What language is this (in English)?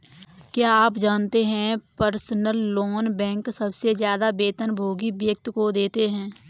Hindi